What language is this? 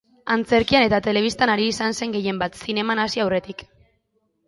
Basque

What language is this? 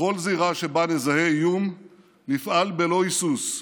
Hebrew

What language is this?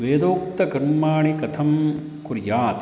Sanskrit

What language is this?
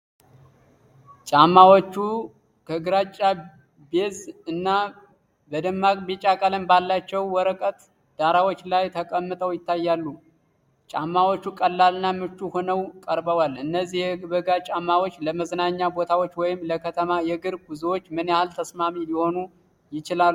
Amharic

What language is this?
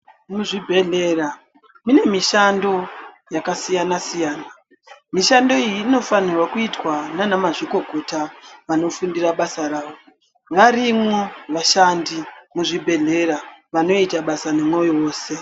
Ndau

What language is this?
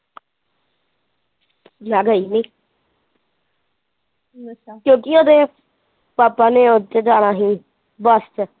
Punjabi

